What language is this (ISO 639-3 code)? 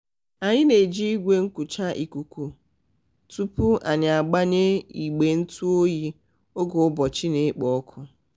ibo